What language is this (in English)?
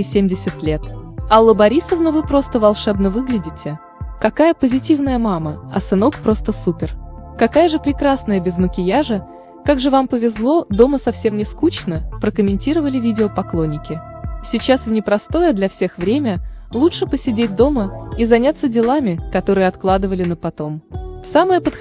Russian